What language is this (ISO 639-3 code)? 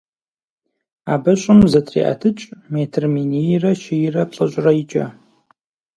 kbd